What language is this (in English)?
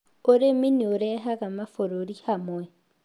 Kikuyu